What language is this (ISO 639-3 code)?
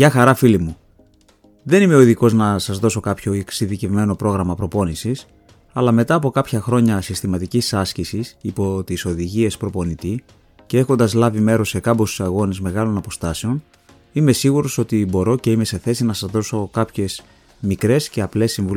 ell